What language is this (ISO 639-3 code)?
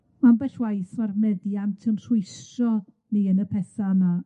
cym